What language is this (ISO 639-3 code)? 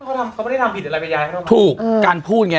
tha